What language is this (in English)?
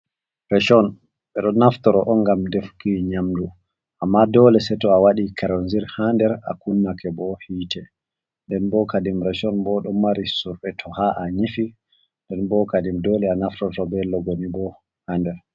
Fula